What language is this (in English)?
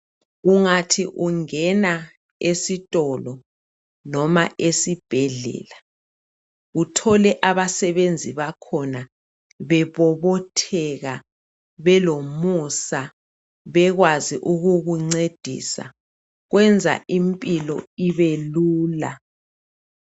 North Ndebele